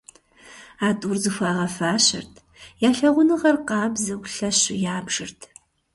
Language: Kabardian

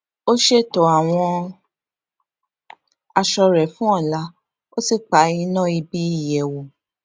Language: Yoruba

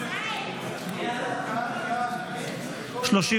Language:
Hebrew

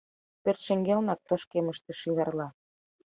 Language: Mari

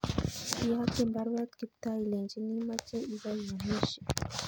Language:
Kalenjin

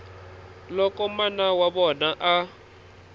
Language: Tsonga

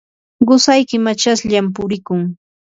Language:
Yanahuanca Pasco Quechua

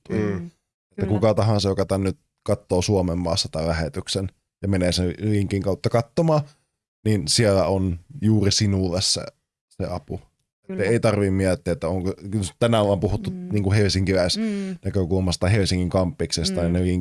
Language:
Finnish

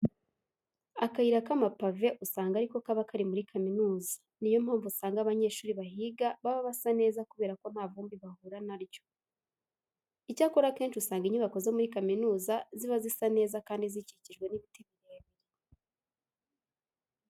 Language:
Kinyarwanda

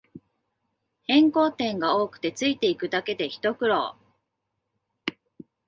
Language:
Japanese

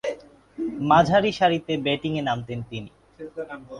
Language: Bangla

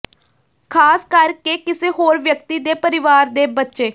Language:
Punjabi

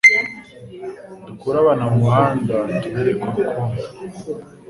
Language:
Kinyarwanda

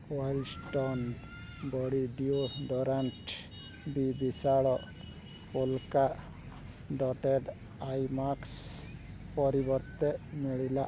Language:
Odia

